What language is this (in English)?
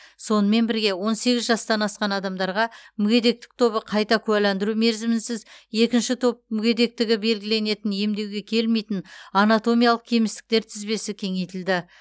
Kazakh